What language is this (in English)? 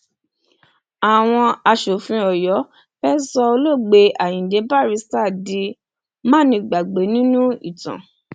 Yoruba